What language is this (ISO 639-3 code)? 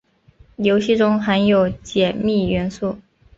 zho